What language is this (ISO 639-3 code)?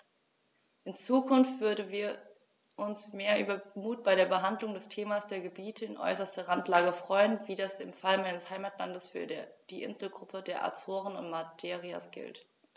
deu